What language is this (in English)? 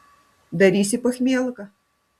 Lithuanian